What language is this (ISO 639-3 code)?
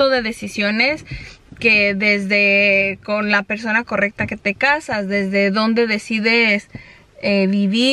spa